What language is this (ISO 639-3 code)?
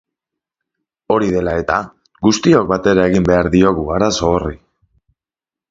eus